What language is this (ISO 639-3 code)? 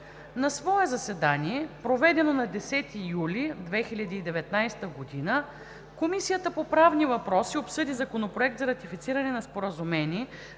bul